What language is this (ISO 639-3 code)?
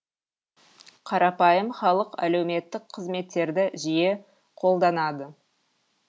kaz